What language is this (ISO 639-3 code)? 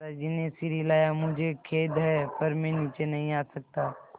hin